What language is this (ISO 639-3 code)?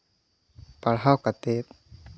sat